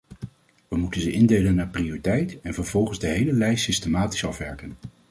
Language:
Dutch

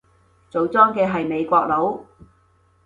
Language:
Cantonese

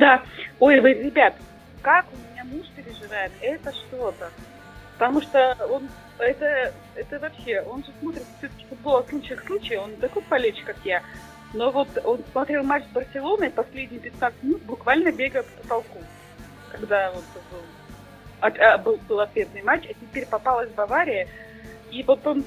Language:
Russian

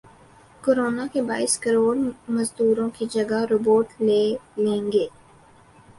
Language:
Urdu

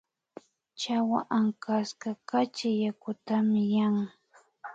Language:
Imbabura Highland Quichua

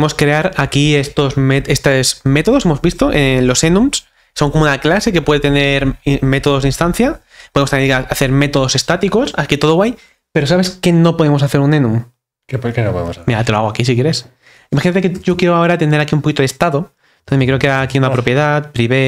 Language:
Spanish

